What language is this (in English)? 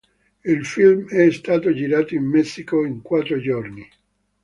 Italian